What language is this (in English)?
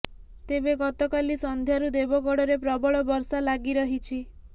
Odia